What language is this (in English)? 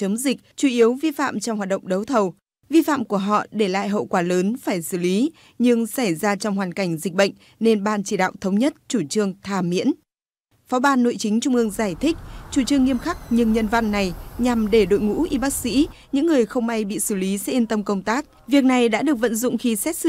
Vietnamese